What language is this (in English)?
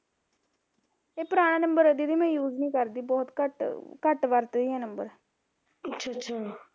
Punjabi